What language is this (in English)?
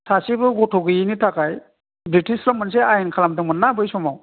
Bodo